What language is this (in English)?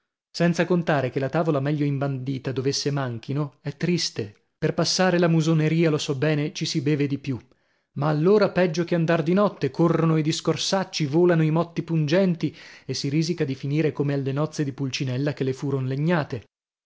Italian